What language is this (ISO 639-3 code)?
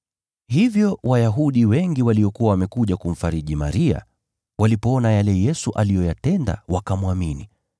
swa